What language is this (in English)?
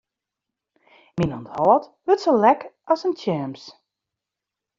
Western Frisian